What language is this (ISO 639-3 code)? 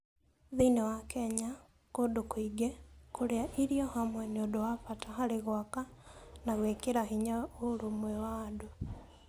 kik